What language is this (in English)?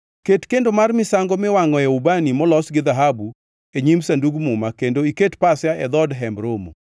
Luo (Kenya and Tanzania)